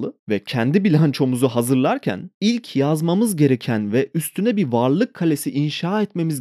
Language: Turkish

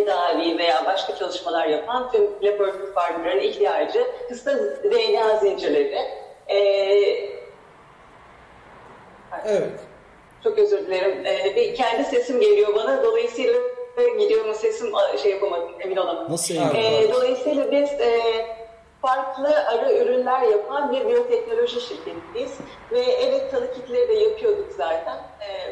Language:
Turkish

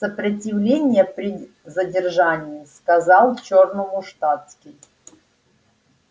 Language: Russian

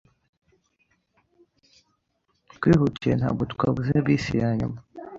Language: Kinyarwanda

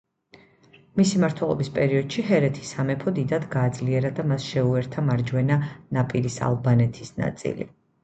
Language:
Georgian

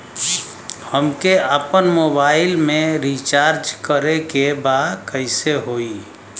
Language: Bhojpuri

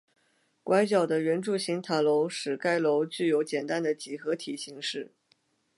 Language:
Chinese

